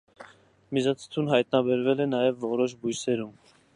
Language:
Armenian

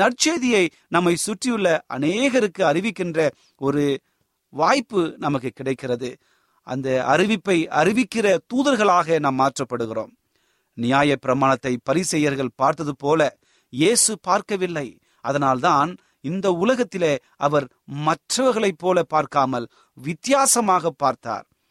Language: Tamil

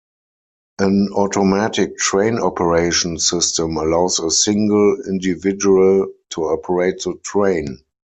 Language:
English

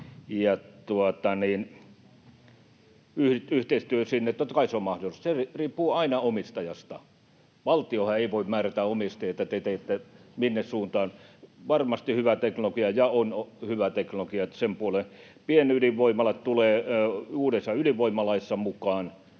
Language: Finnish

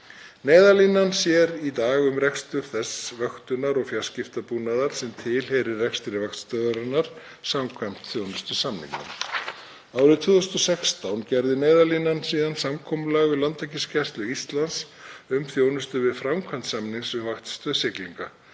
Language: Icelandic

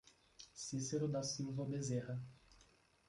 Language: Portuguese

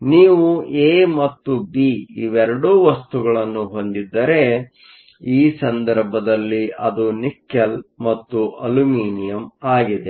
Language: Kannada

